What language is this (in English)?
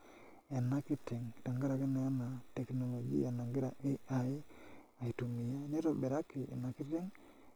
Masai